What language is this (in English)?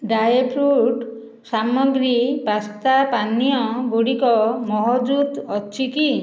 Odia